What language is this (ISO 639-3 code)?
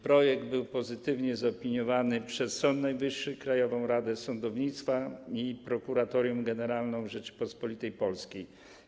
pol